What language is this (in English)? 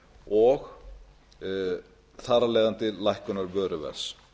Icelandic